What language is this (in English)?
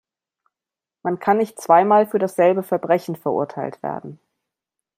German